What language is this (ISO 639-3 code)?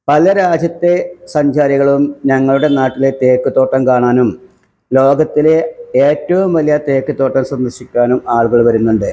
mal